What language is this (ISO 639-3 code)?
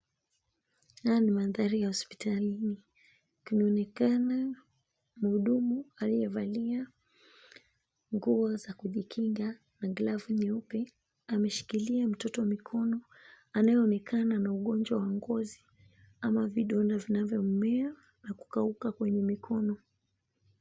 swa